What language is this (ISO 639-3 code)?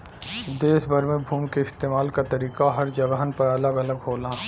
bho